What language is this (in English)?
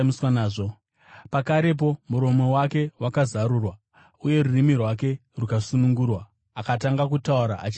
Shona